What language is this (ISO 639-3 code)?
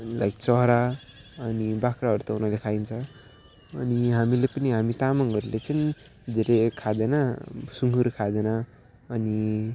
nep